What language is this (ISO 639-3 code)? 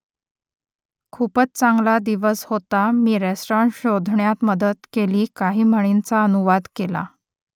mar